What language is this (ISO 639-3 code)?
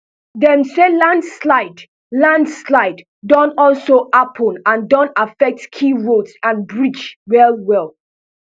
pcm